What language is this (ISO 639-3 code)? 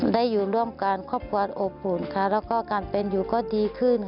tha